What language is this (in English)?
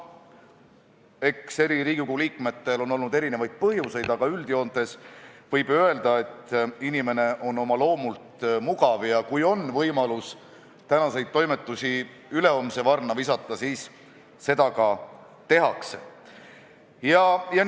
Estonian